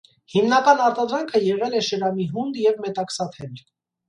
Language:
Armenian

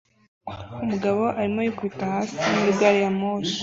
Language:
Kinyarwanda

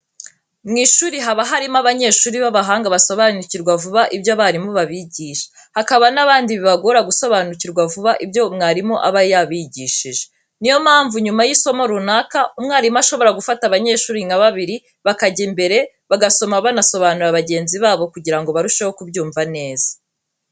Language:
Kinyarwanda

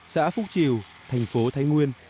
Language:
Vietnamese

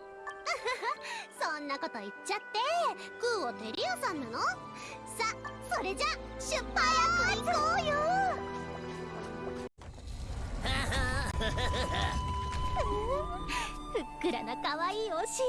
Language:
Japanese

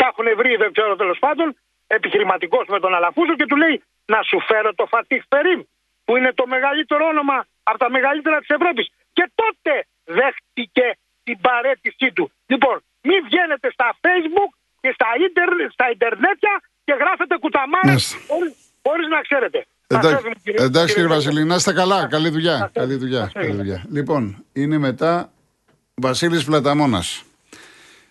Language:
Greek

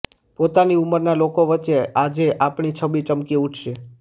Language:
Gujarati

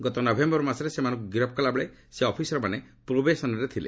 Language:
Odia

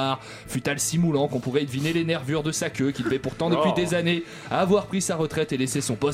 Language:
French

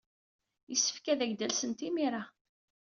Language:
Kabyle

